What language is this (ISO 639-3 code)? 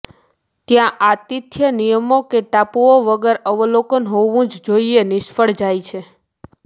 guj